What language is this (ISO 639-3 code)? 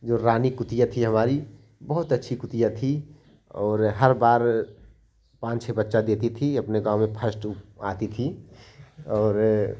hin